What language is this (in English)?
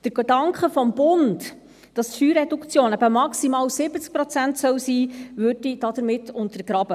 Swiss German